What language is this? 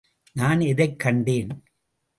Tamil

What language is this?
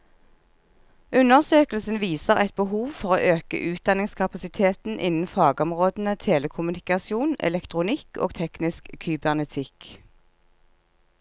Norwegian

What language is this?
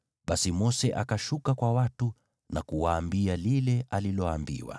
Swahili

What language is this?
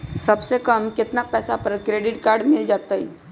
Magahi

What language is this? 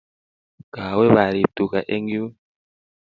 Kalenjin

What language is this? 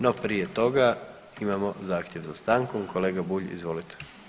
Croatian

